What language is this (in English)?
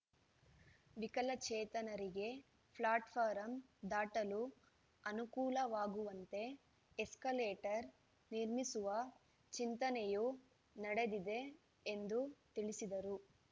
Kannada